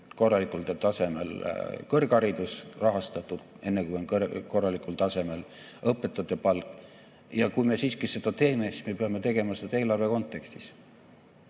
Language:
Estonian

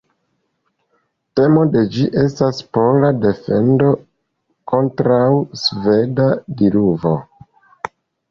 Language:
Esperanto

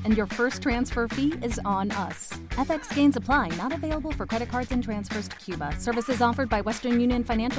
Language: Spanish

